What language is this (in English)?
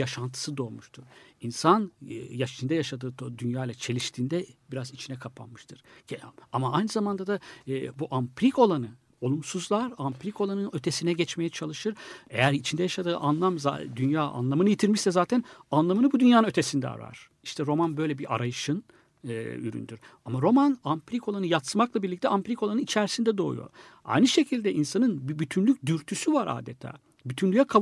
Turkish